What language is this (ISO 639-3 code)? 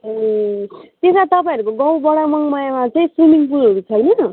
nep